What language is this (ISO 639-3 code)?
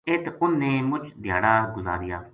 gju